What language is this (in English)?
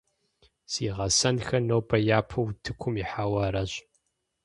Kabardian